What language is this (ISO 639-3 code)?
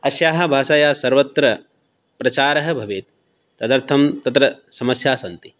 san